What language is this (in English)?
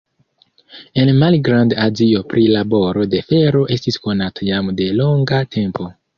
Esperanto